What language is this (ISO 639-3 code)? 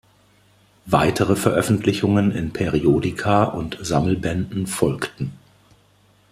deu